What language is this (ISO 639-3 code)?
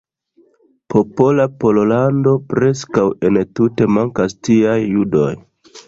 epo